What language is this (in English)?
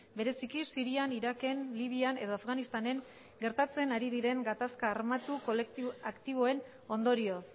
Basque